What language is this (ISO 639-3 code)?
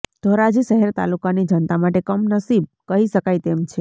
guj